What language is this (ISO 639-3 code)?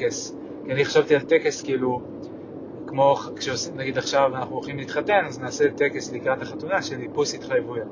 heb